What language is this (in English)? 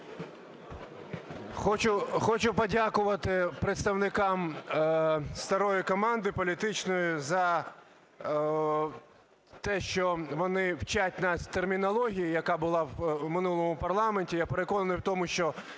Ukrainian